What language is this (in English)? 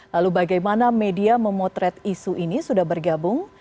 Indonesian